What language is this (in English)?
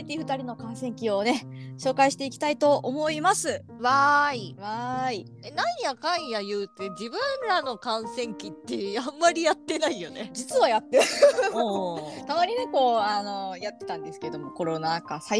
Japanese